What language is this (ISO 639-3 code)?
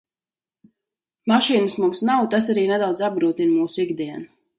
lav